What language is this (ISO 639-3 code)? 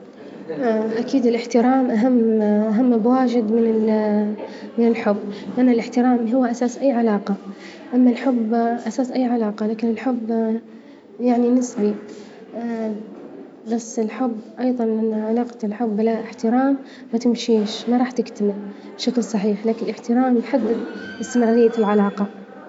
ayl